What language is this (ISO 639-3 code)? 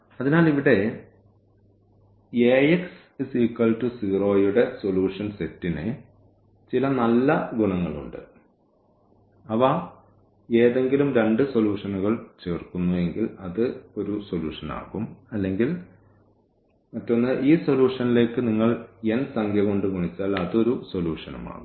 mal